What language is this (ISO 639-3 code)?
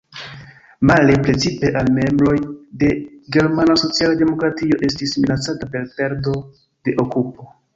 epo